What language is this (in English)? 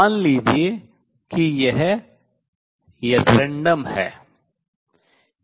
Hindi